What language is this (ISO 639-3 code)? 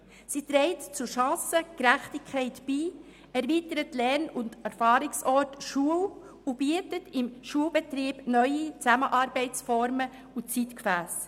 gsw